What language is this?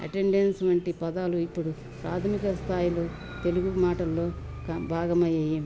Telugu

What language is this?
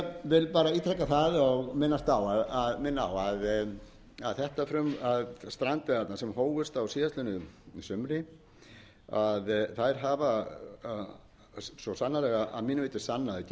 Icelandic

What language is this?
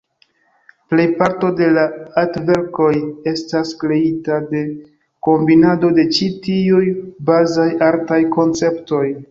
Esperanto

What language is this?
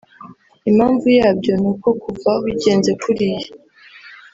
Kinyarwanda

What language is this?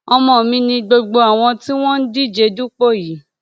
Yoruba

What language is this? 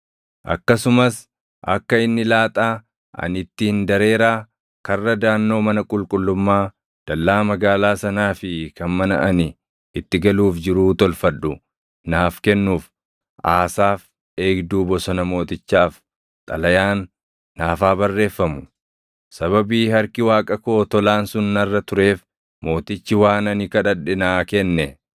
Oromo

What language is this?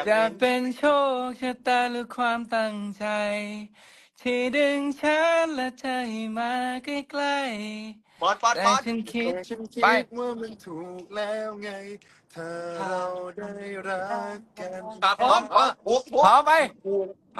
Thai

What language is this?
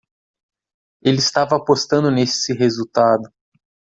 Portuguese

